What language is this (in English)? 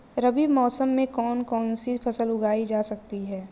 Hindi